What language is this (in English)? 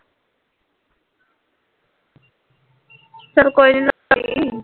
Punjabi